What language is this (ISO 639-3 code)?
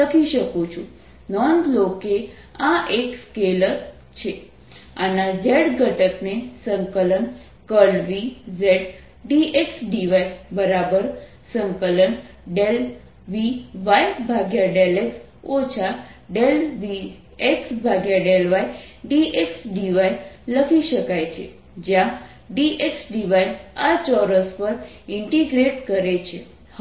guj